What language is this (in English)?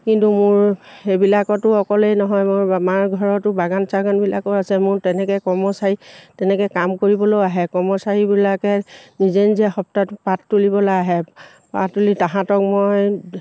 Assamese